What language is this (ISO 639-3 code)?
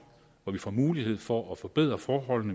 dan